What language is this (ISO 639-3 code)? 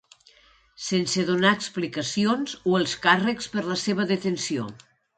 cat